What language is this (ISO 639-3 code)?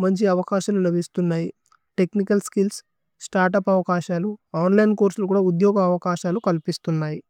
tcy